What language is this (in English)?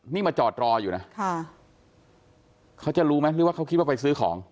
Thai